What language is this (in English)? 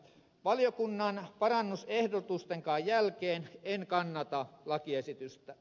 Finnish